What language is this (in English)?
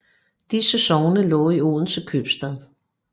Danish